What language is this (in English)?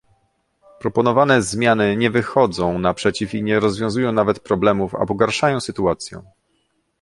Polish